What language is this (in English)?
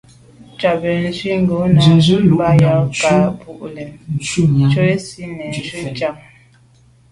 Medumba